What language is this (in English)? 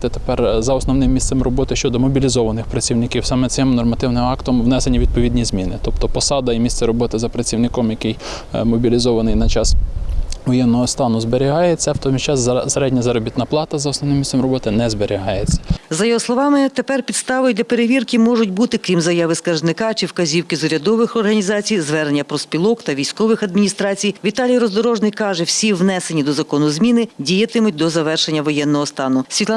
Ukrainian